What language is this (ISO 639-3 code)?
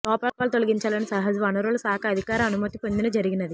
tel